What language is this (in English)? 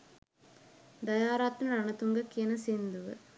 Sinhala